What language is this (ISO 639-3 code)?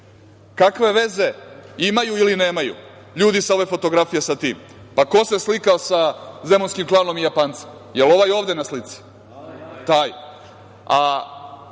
srp